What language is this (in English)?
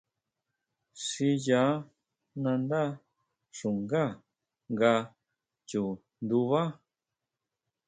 Huautla Mazatec